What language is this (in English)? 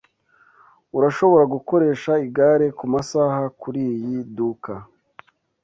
Kinyarwanda